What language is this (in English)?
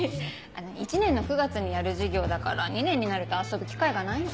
Japanese